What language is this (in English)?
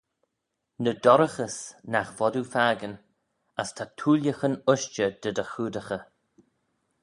Manx